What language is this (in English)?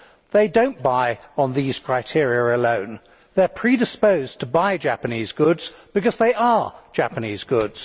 English